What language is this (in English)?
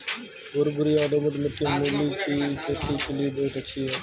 Hindi